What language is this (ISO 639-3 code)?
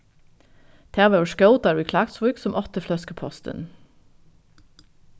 fao